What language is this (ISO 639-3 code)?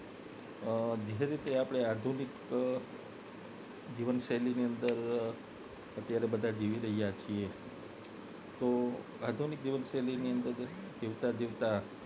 guj